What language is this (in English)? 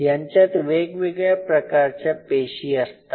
Marathi